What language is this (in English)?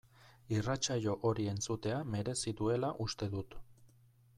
Basque